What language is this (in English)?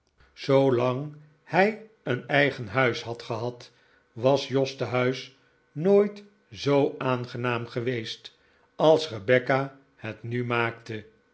Dutch